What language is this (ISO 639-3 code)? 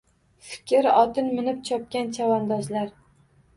uzb